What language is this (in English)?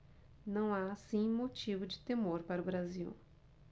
Portuguese